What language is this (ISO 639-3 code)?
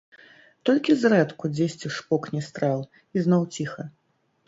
bel